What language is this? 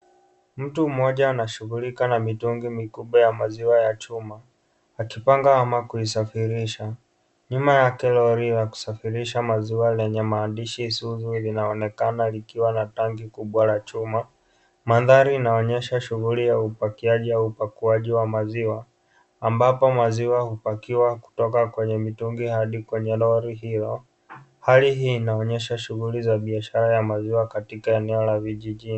Swahili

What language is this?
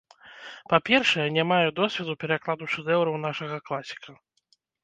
Belarusian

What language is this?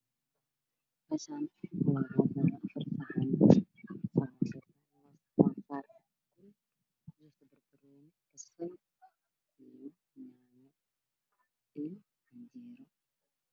Somali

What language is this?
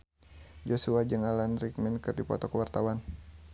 Sundanese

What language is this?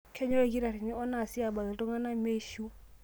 Masai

